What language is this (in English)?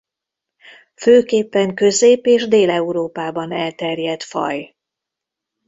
Hungarian